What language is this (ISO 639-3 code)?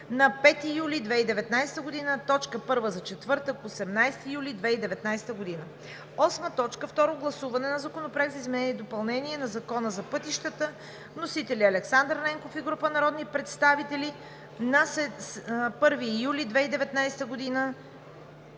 bul